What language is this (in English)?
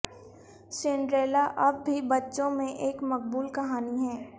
Urdu